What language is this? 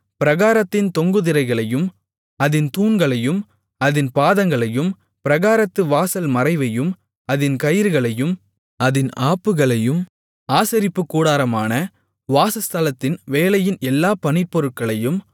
Tamil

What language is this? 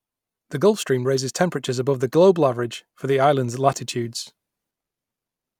English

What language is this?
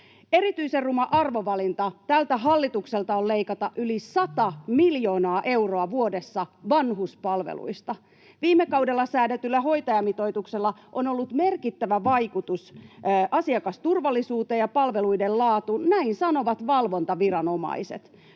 Finnish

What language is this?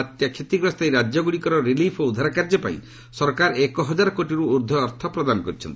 Odia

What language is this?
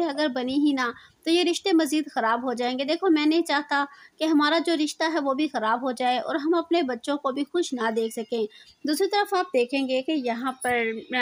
Hindi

